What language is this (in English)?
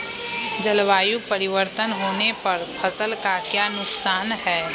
Magahi